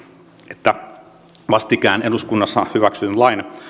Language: Finnish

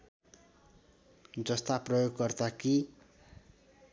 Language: Nepali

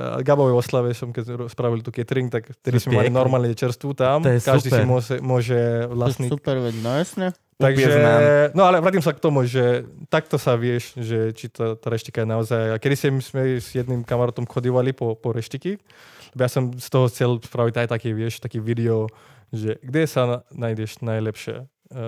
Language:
Slovak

